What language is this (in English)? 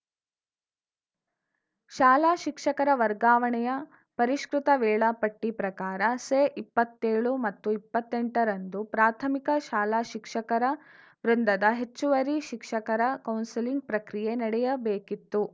Kannada